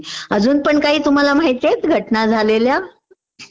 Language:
Marathi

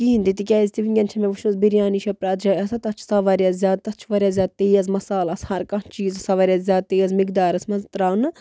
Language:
Kashmiri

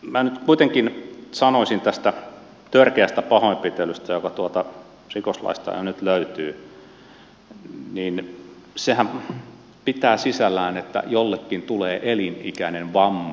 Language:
Finnish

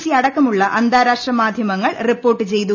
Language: Malayalam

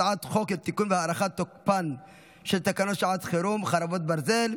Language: Hebrew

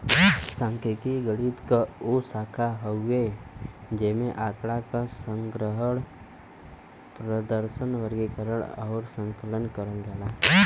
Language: Bhojpuri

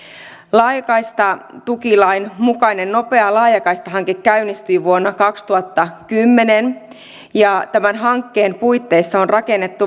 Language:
Finnish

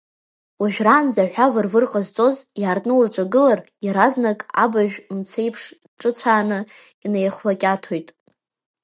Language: Abkhazian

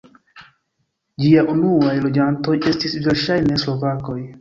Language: Esperanto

